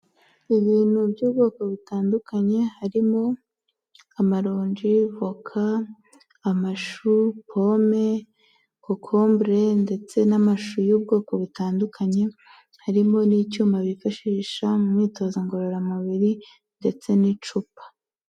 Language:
Kinyarwanda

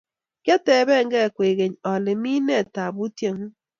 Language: Kalenjin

